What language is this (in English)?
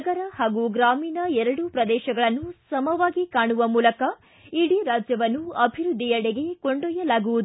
Kannada